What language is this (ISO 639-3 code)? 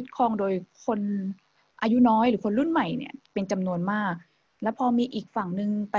tha